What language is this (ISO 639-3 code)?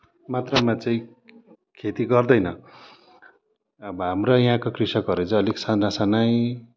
nep